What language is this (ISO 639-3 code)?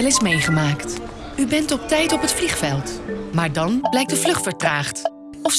nld